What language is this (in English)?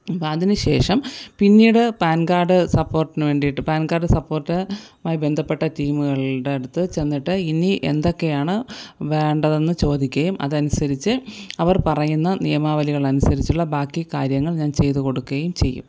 Malayalam